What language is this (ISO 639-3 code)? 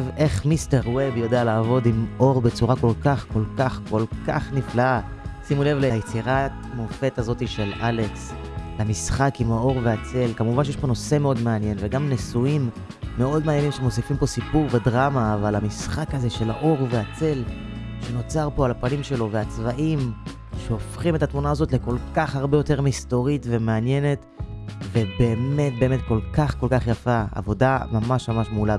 heb